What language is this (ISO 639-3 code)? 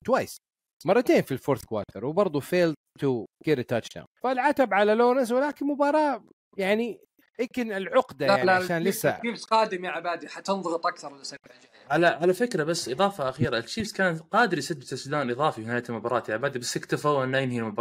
ara